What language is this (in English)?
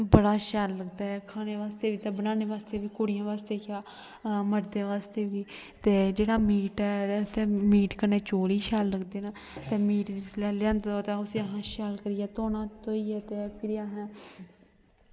Dogri